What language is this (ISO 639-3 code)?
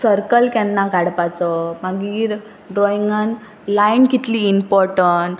kok